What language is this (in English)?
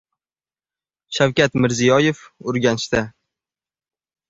Uzbek